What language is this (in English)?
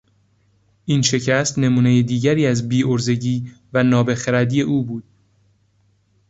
Persian